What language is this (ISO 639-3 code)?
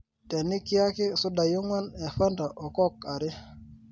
mas